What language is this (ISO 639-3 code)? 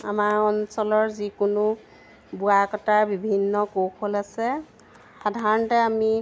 asm